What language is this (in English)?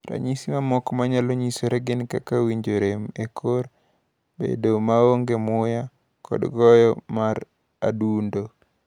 Luo (Kenya and Tanzania)